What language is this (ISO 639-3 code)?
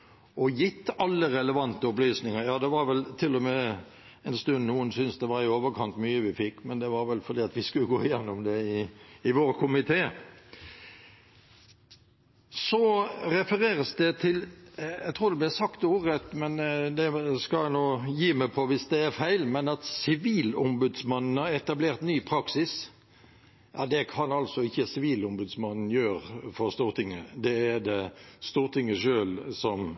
nob